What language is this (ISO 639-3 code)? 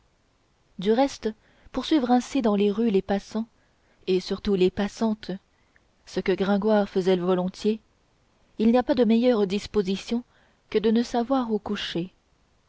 fra